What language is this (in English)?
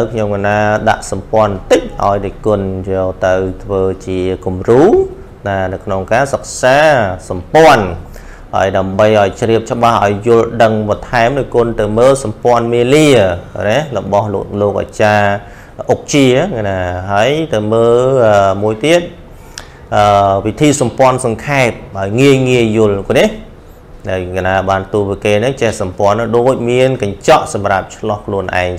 Thai